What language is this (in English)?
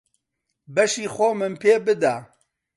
Central Kurdish